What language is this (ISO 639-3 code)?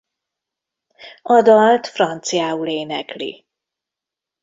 hun